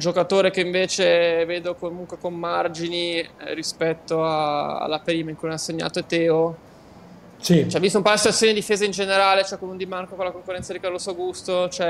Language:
Italian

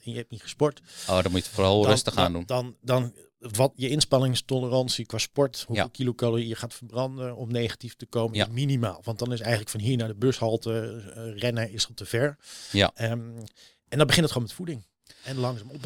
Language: Dutch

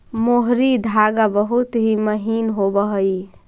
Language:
Magahi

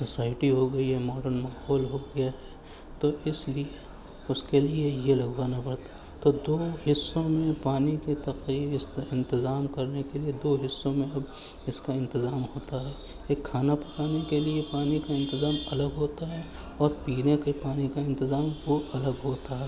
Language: Urdu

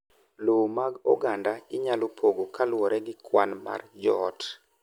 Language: Luo (Kenya and Tanzania)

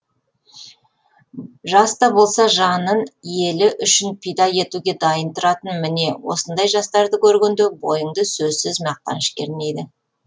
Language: Kazakh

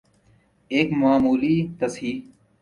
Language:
Urdu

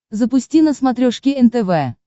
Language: Russian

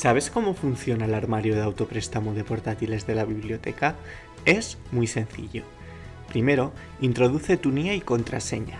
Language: Spanish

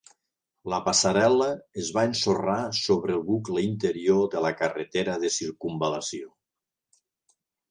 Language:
Catalan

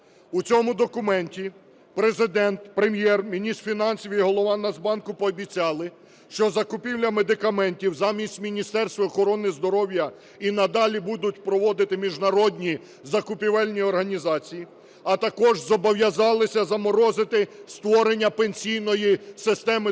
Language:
Ukrainian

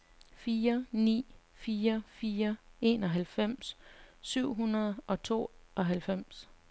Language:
Danish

